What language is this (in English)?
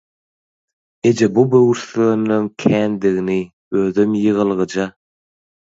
Turkmen